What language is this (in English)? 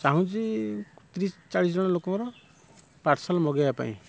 Odia